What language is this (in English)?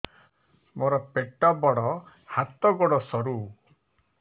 Odia